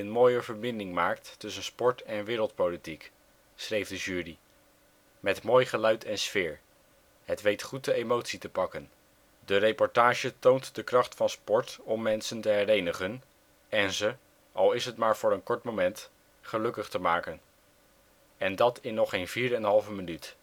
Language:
Dutch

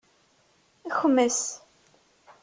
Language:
Kabyle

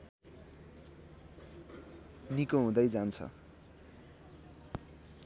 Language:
Nepali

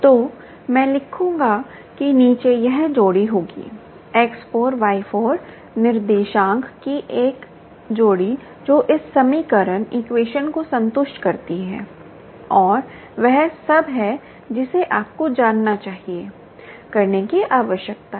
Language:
Hindi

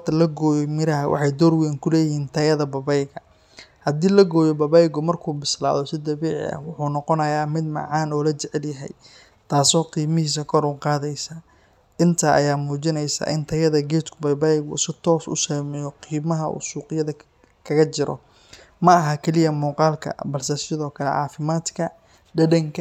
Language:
Somali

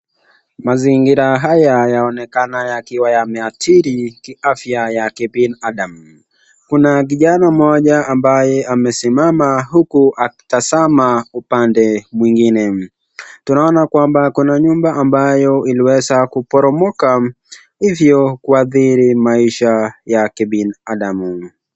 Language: Swahili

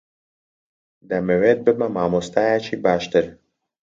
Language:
Central Kurdish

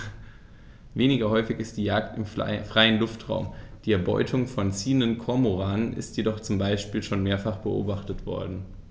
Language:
German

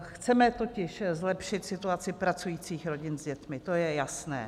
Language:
Czech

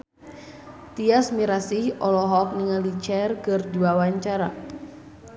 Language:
Sundanese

